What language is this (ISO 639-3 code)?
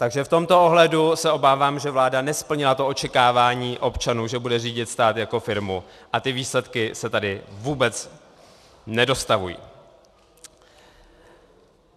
ces